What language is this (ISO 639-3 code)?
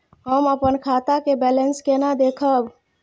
mai